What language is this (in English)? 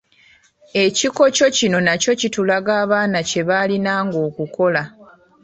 Ganda